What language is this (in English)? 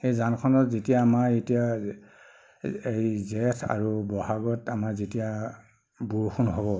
Assamese